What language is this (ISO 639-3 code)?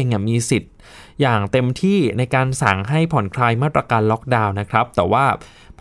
tha